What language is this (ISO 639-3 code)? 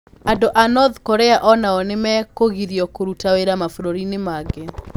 kik